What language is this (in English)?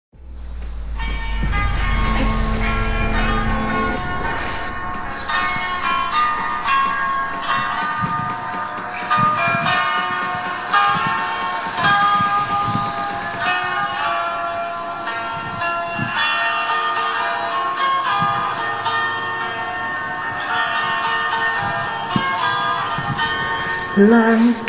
Indonesian